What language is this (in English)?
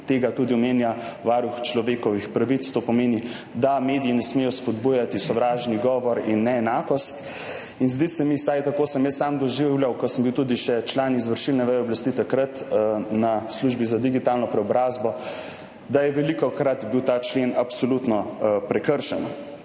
Slovenian